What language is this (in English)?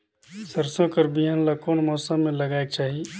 Chhattisgarhi